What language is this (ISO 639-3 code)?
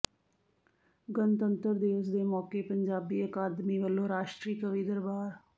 pan